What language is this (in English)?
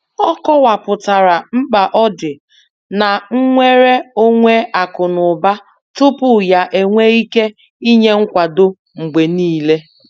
Igbo